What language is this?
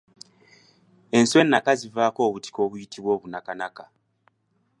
Ganda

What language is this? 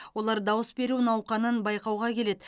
Kazakh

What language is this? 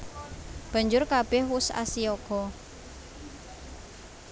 Javanese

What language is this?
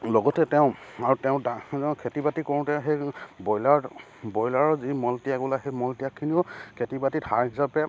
Assamese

